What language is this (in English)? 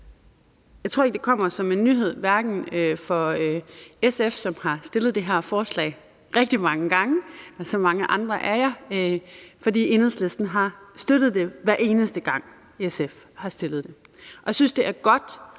Danish